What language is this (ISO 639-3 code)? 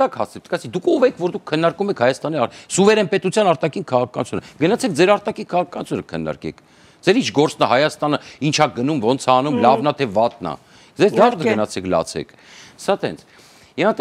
ron